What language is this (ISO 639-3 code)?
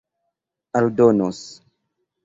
epo